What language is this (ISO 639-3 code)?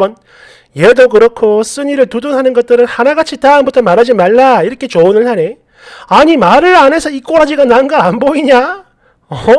kor